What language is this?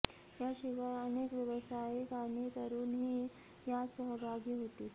Marathi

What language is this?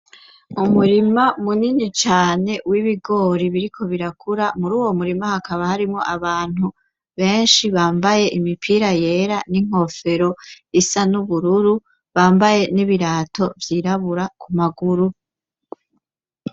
Rundi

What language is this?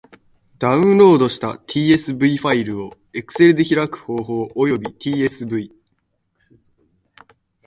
Japanese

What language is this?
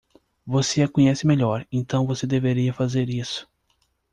Portuguese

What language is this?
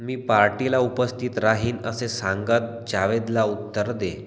Marathi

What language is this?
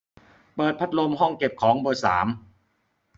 Thai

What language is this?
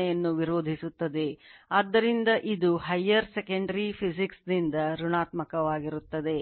Kannada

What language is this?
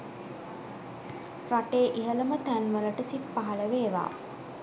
Sinhala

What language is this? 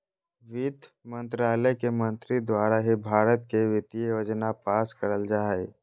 Magahi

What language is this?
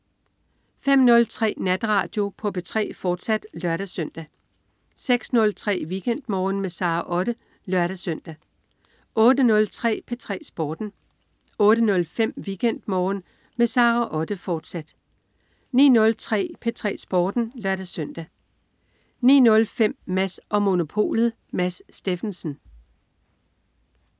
Danish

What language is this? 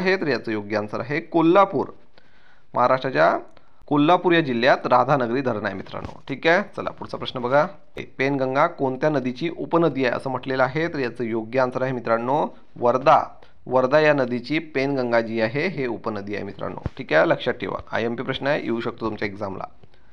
Marathi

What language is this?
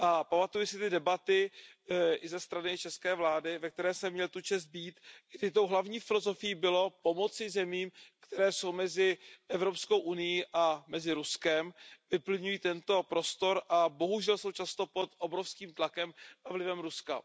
Czech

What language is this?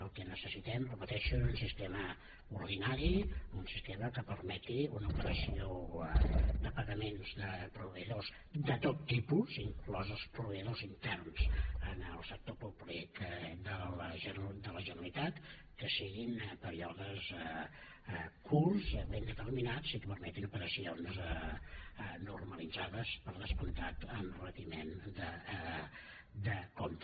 Catalan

